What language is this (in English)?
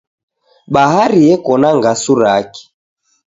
Taita